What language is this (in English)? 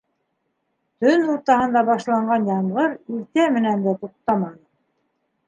Bashkir